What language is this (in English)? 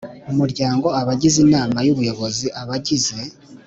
Kinyarwanda